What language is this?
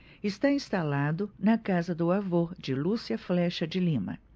Portuguese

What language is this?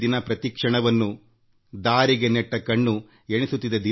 Kannada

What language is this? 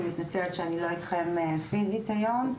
Hebrew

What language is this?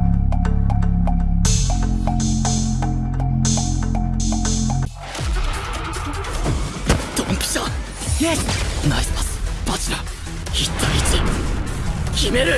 Japanese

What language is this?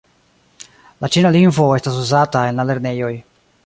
Esperanto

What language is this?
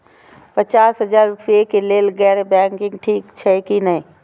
Maithili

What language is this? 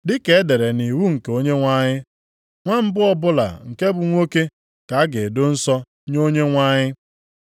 Igbo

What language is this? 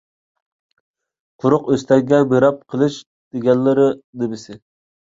Uyghur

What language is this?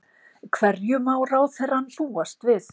Icelandic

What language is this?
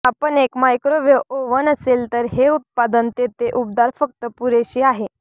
Marathi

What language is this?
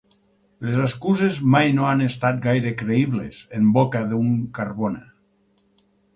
Catalan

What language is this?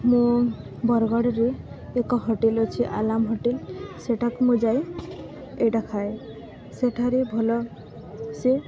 Odia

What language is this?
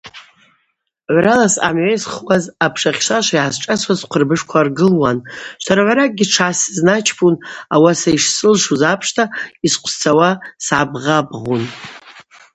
Abaza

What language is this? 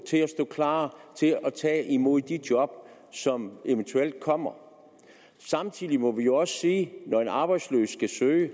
Danish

